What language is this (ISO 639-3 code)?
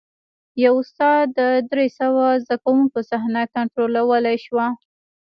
pus